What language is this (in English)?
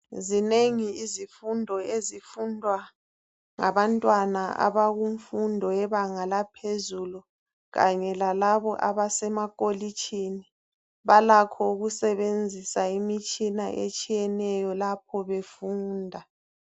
North Ndebele